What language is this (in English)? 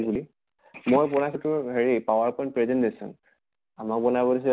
Assamese